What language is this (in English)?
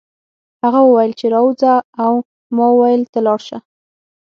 Pashto